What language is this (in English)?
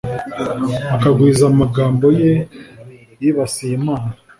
Kinyarwanda